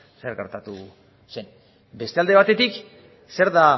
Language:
Basque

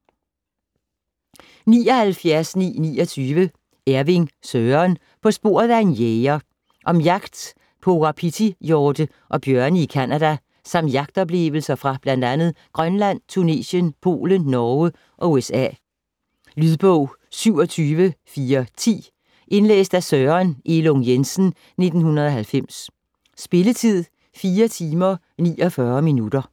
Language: Danish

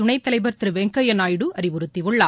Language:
Tamil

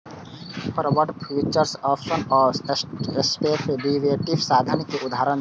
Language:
Maithili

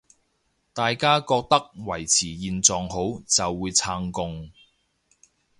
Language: Cantonese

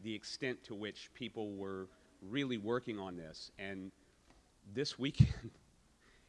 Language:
English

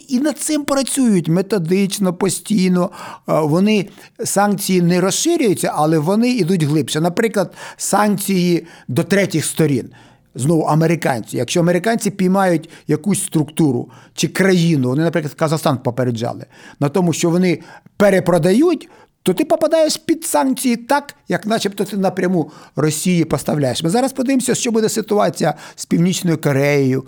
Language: Ukrainian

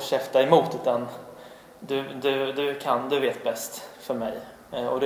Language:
Swedish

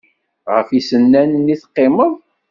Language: Kabyle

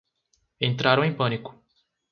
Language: Portuguese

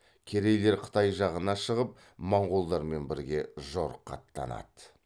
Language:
Kazakh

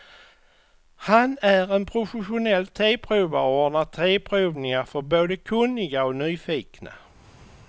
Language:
Swedish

